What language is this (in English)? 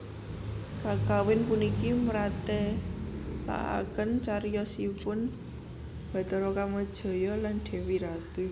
Javanese